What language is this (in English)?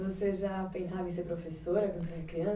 Portuguese